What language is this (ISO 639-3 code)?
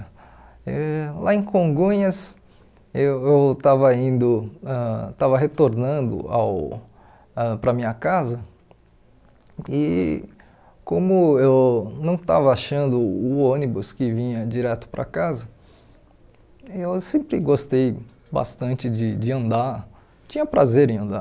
por